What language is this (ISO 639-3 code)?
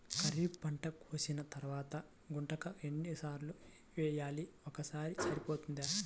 tel